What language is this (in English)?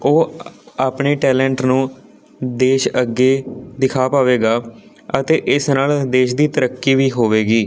Punjabi